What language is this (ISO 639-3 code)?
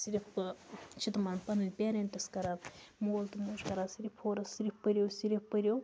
kas